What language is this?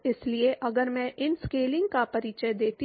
Hindi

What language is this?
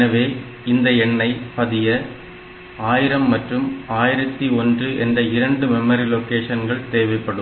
Tamil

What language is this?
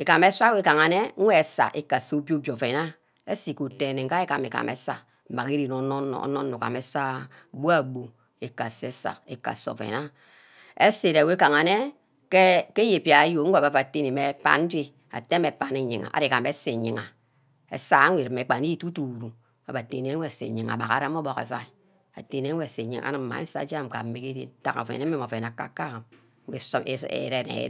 Ubaghara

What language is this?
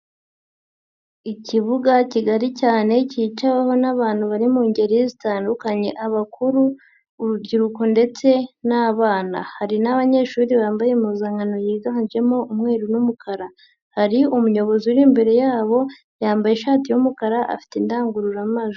Kinyarwanda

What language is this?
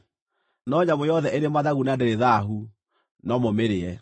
Kikuyu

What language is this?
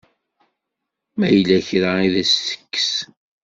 Kabyle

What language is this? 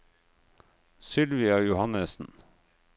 Norwegian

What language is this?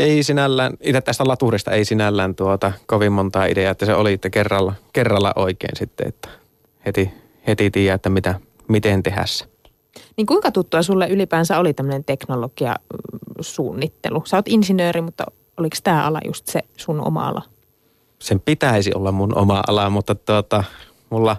Finnish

